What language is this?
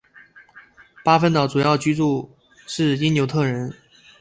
Chinese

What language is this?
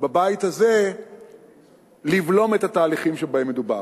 Hebrew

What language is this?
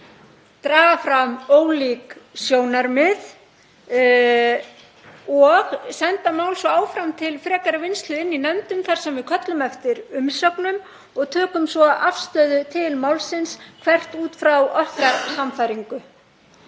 Icelandic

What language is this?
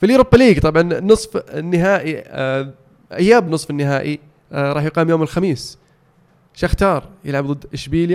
Arabic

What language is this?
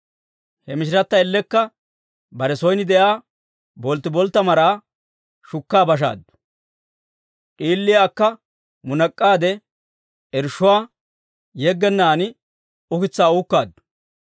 Dawro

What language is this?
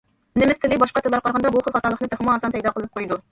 Uyghur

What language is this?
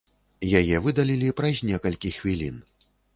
Belarusian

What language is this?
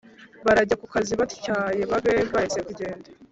Kinyarwanda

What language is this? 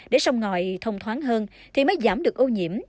Vietnamese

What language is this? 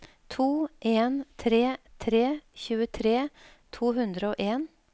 Norwegian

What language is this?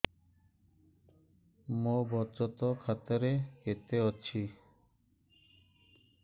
Odia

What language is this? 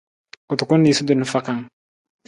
Nawdm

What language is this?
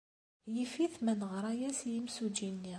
Kabyle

